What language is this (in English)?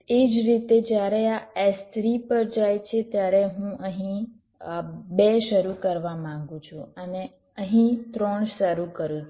Gujarati